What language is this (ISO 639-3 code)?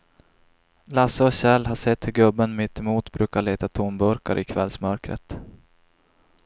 swe